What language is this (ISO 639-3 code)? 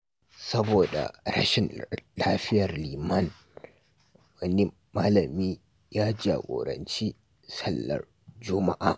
hau